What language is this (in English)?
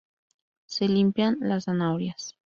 Spanish